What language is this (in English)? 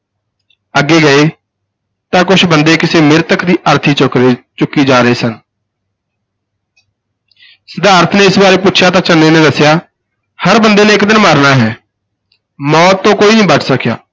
Punjabi